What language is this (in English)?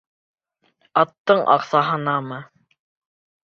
Bashkir